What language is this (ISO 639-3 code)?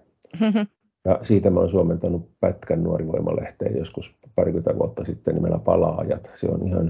fin